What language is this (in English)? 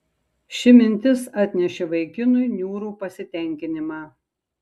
Lithuanian